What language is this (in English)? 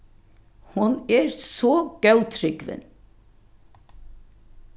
Faroese